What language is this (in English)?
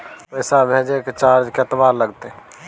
Maithili